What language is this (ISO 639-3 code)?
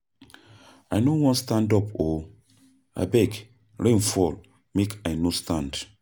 pcm